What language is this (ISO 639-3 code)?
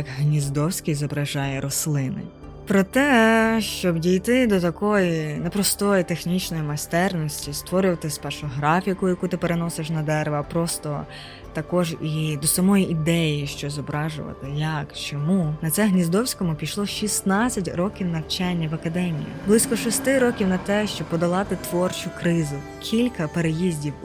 ukr